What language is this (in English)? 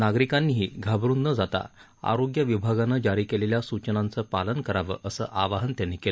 Marathi